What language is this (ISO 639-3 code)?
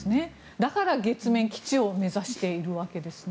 jpn